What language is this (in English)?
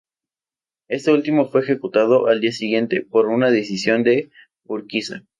Spanish